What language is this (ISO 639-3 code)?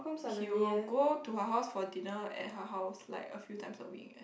eng